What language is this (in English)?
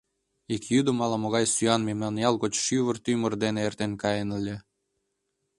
Mari